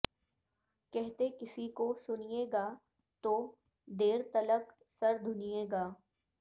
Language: Urdu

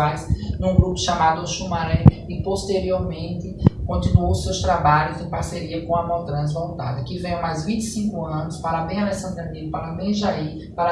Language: Portuguese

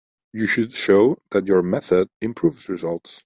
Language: English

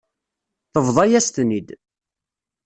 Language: Kabyle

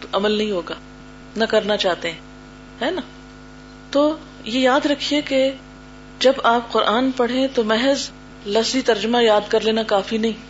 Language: Urdu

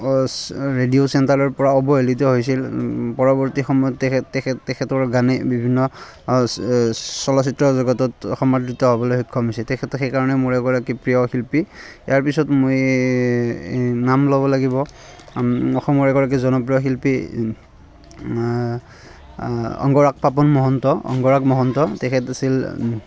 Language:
Assamese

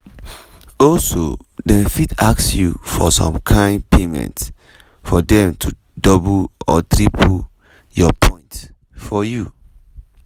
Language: Nigerian Pidgin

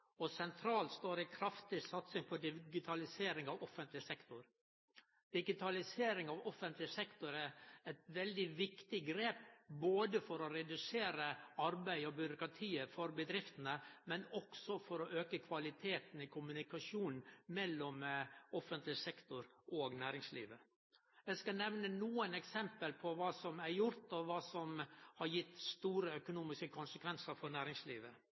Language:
Norwegian Nynorsk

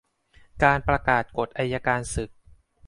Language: Thai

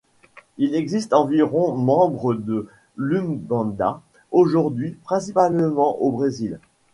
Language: French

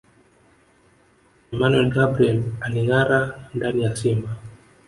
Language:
Swahili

